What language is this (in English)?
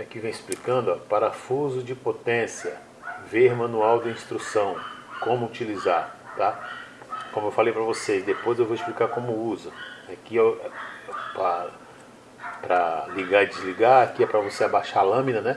Portuguese